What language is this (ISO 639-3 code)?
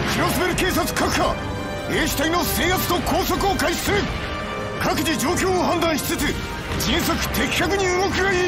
jpn